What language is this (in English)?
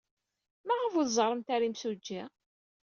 Kabyle